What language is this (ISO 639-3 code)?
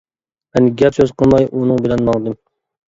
uig